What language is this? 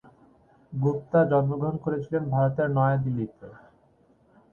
Bangla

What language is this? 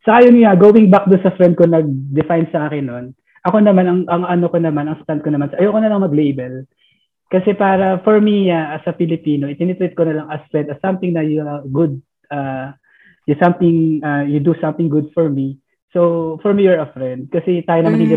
Filipino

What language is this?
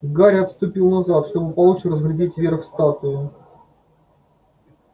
Russian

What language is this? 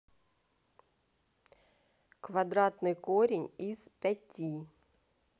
Russian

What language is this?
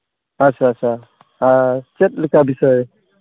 Santali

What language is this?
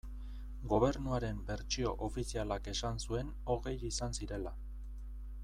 Basque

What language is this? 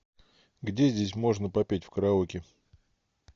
Russian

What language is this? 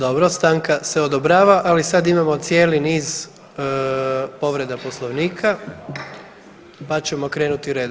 Croatian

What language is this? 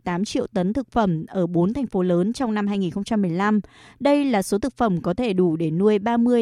Vietnamese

